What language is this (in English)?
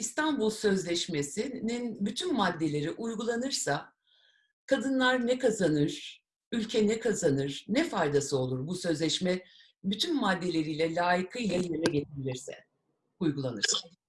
Turkish